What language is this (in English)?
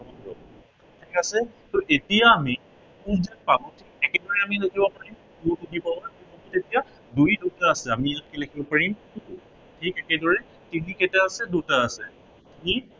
Assamese